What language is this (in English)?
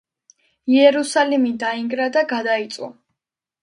Georgian